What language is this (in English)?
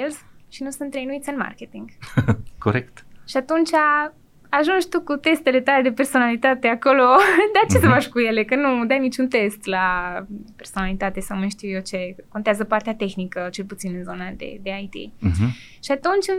Romanian